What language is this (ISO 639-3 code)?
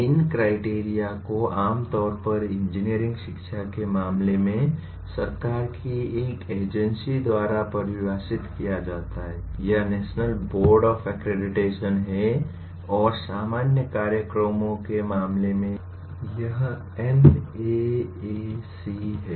hin